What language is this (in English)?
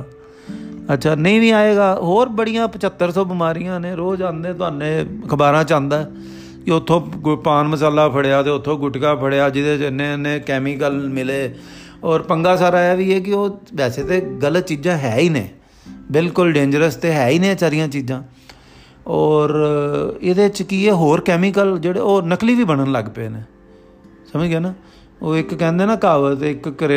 Punjabi